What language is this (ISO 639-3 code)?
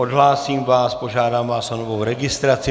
ces